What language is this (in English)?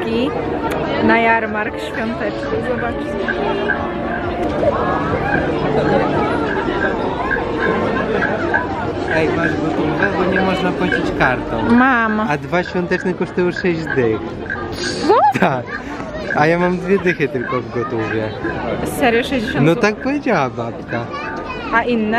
Polish